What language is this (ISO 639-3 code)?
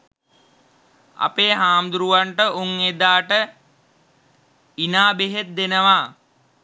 sin